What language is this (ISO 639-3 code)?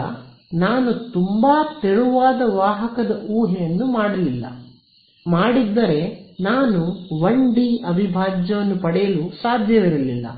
kan